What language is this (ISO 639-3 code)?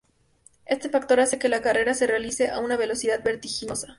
spa